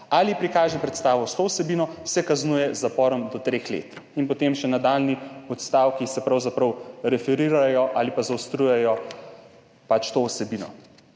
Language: Slovenian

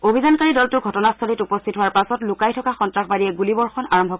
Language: Assamese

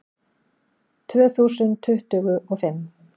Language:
Icelandic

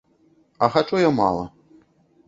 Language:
Belarusian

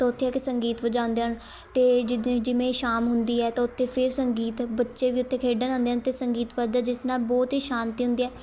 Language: Punjabi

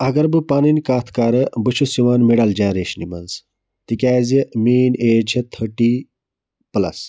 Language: Kashmiri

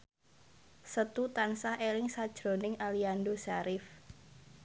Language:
Javanese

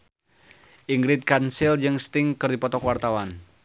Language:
Sundanese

